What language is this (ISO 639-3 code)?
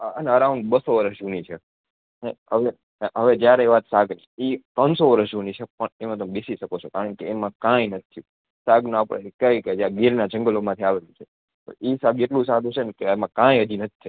guj